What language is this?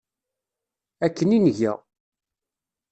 Kabyle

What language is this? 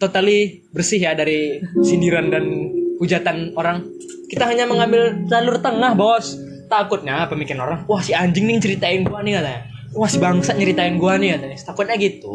Indonesian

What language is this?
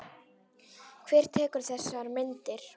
Icelandic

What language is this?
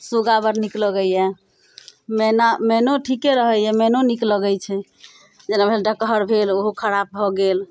Maithili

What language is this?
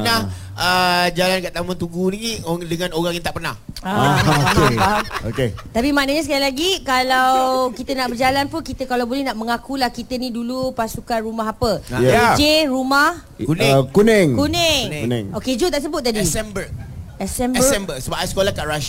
Malay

